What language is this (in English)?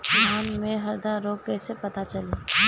Bhojpuri